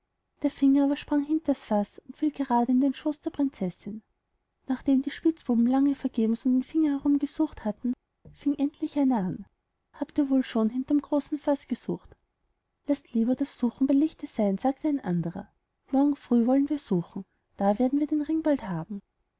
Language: German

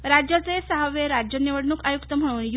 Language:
Marathi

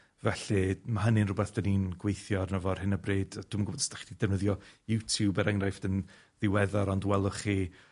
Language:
Welsh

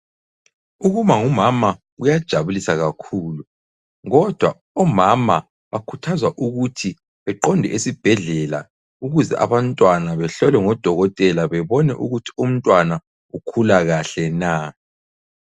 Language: North Ndebele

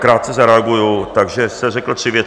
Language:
Czech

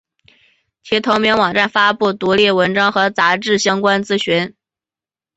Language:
Chinese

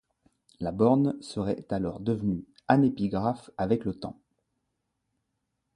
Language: French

